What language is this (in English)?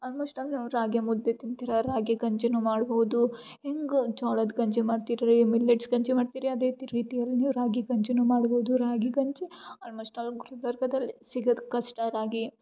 Kannada